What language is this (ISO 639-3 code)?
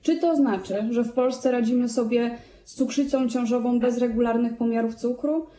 pol